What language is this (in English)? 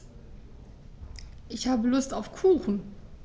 German